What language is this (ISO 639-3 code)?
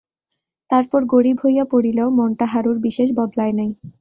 ben